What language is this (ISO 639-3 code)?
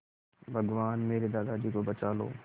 hin